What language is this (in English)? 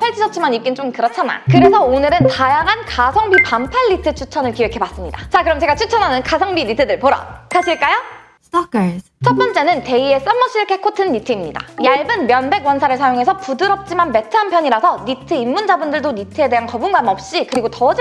Korean